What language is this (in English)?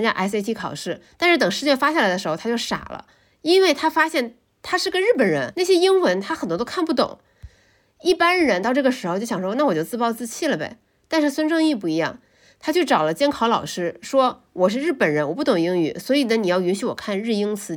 Chinese